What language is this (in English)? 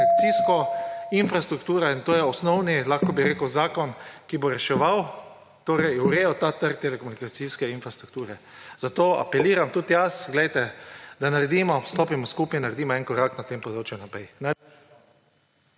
Slovenian